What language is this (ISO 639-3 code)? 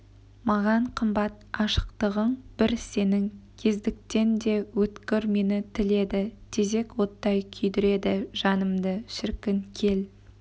kaz